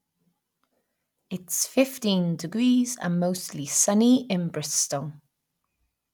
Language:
English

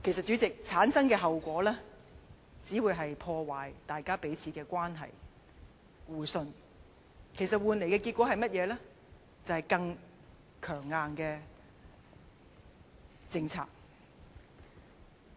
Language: Cantonese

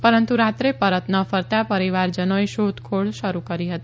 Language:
Gujarati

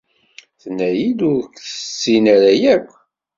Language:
Kabyle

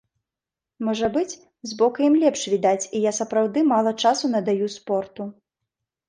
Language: Belarusian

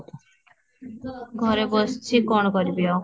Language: Odia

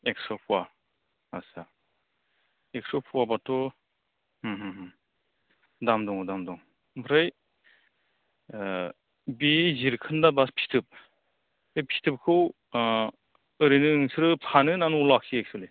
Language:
Bodo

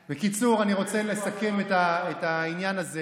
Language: Hebrew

